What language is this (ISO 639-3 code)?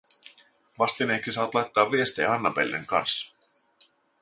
fin